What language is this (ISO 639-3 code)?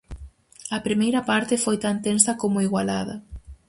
glg